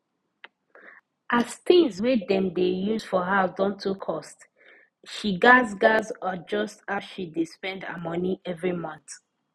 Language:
Nigerian Pidgin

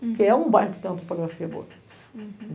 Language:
Portuguese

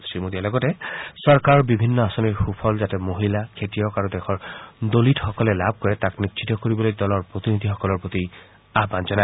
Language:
Assamese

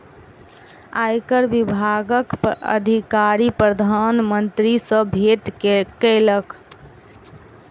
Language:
Maithili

